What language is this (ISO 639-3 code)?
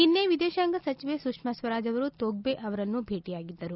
kan